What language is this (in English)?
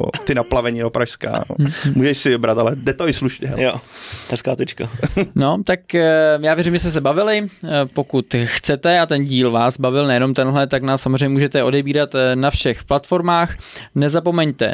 Czech